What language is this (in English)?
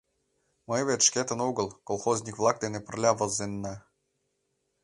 Mari